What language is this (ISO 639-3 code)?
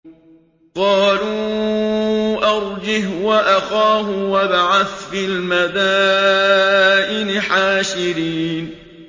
ara